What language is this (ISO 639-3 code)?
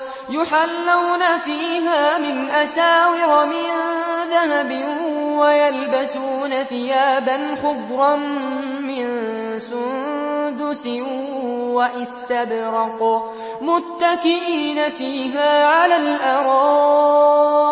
ara